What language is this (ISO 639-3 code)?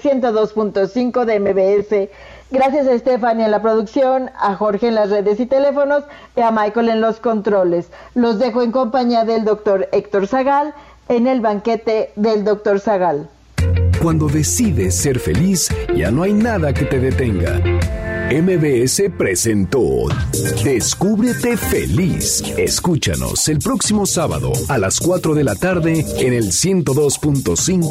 spa